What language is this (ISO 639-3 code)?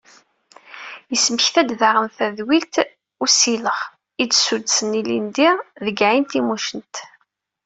kab